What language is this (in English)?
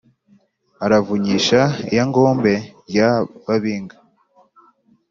Kinyarwanda